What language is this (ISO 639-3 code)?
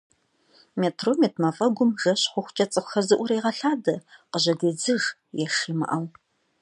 kbd